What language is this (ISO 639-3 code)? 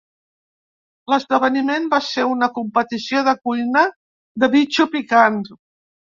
cat